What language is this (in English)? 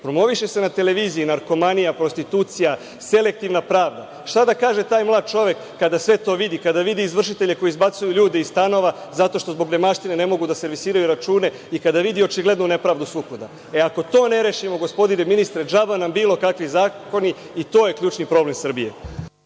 Serbian